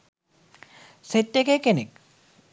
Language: Sinhala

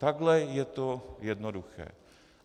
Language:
Czech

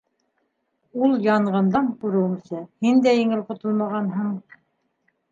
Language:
Bashkir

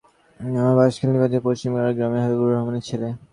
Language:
Bangla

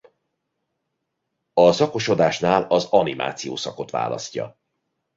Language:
Hungarian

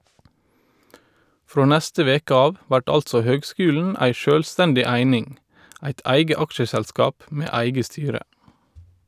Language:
Norwegian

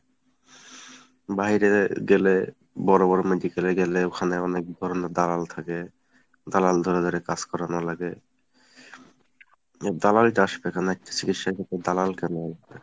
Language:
Bangla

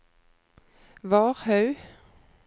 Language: Norwegian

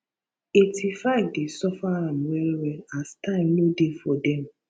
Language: Nigerian Pidgin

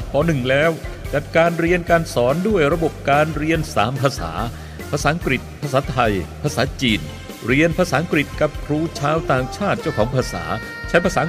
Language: Thai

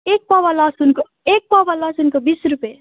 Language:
Nepali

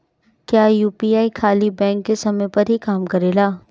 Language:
Bhojpuri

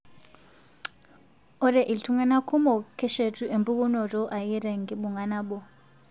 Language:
Masai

